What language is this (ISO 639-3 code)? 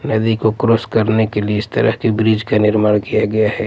hin